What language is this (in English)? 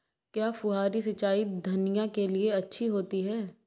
Hindi